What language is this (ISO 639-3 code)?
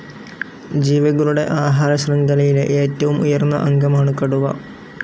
mal